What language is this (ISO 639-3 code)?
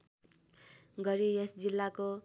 nep